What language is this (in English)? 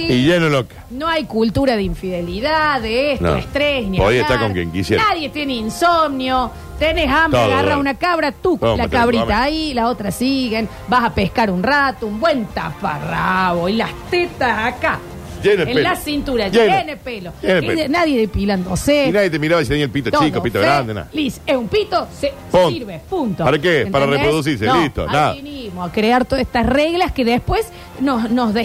Spanish